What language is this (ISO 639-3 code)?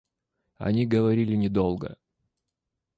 rus